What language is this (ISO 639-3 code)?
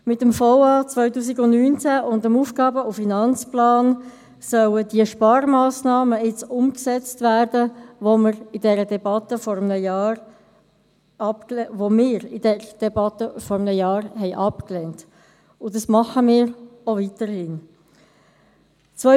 gsw